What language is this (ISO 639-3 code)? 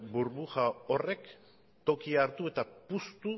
eus